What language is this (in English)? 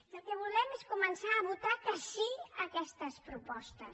Catalan